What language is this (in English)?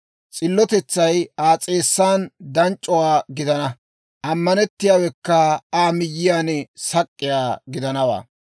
Dawro